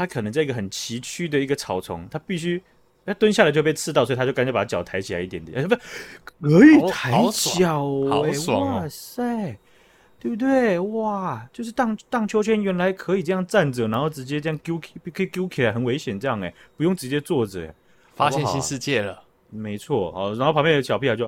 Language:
Chinese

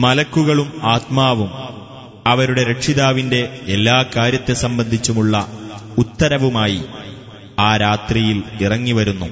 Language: Malayalam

